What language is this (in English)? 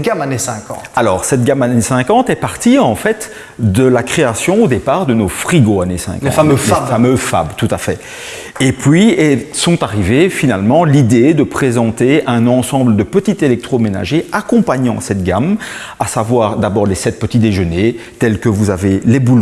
French